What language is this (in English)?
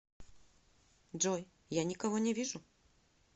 Russian